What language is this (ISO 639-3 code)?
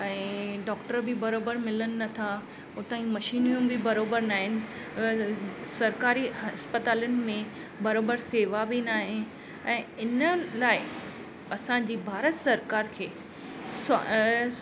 snd